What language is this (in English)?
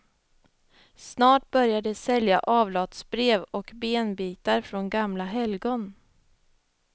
Swedish